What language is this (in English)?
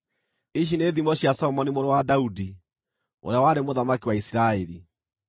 Kikuyu